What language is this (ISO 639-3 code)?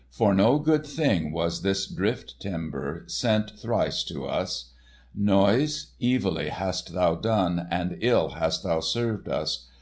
eng